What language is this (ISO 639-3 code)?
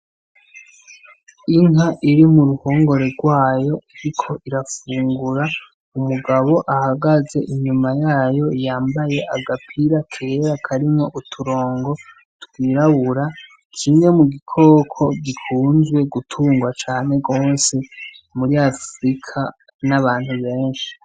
run